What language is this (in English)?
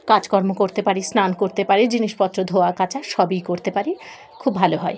Bangla